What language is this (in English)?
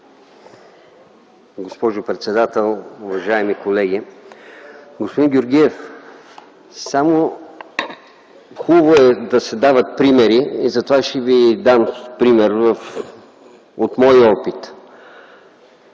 Bulgarian